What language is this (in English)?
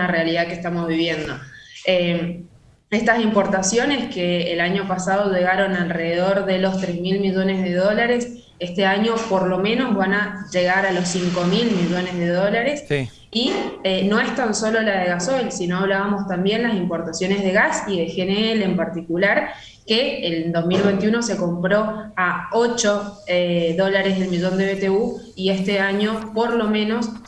Spanish